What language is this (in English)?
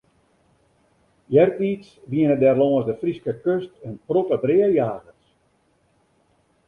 Western Frisian